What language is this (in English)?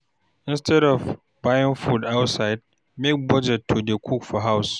Nigerian Pidgin